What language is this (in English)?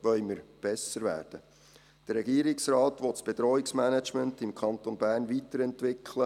Swiss German